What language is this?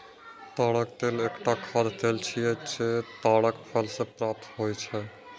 Maithili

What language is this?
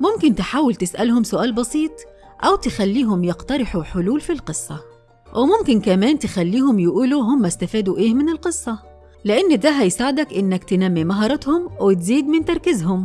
Arabic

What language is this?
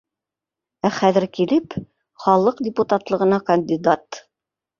Bashkir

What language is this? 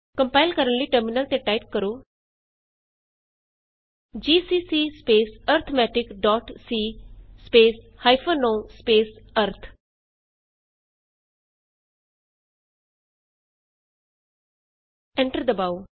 Punjabi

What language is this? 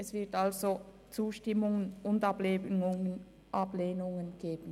Swiss German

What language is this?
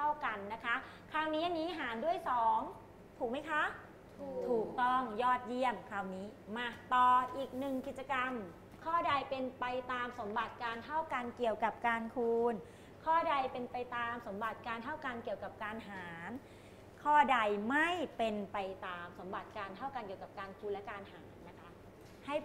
Thai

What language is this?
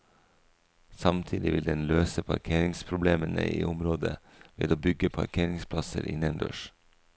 Norwegian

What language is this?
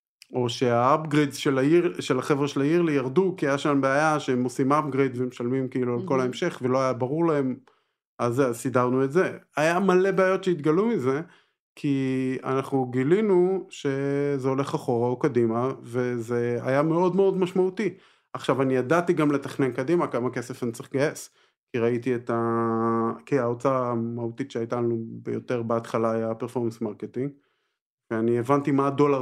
Hebrew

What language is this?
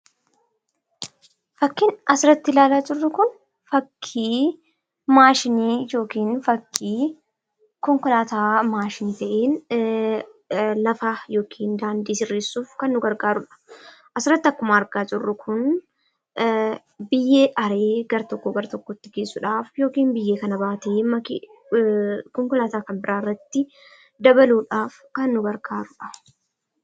Oromo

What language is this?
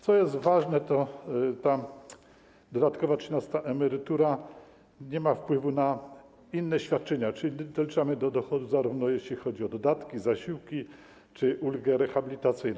Polish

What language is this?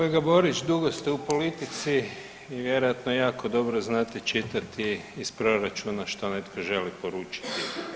Croatian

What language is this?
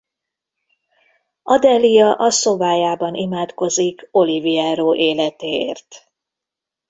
Hungarian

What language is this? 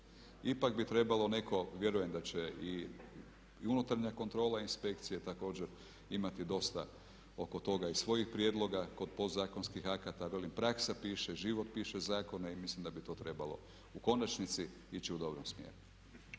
Croatian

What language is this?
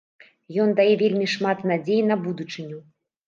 Belarusian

